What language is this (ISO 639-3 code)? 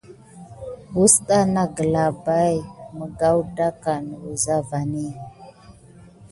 gid